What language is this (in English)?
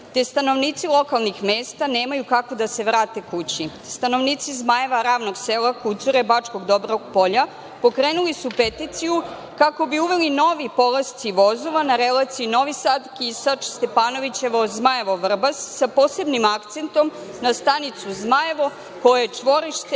Serbian